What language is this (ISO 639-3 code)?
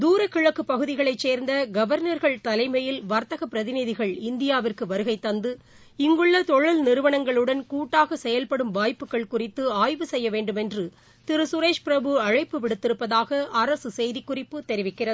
tam